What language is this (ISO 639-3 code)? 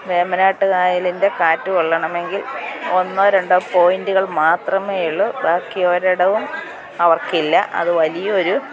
mal